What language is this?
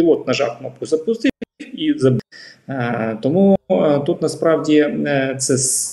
Ukrainian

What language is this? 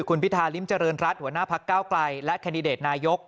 Thai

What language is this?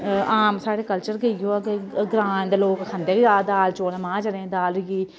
Dogri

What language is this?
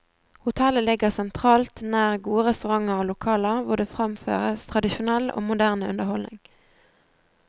Norwegian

